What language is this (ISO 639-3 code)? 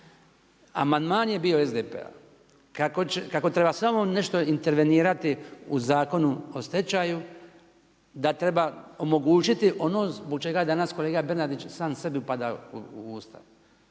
hrv